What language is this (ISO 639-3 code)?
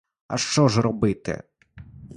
ukr